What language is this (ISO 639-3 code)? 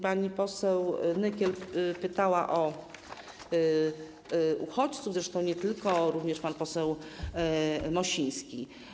pol